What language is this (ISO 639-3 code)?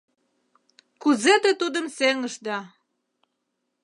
chm